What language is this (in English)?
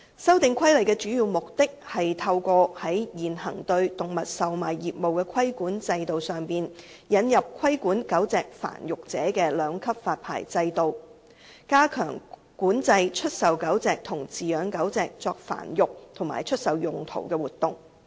Cantonese